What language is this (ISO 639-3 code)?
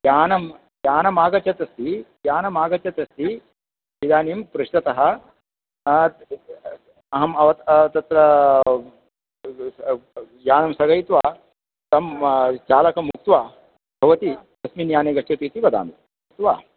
san